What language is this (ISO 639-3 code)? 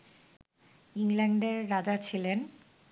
ben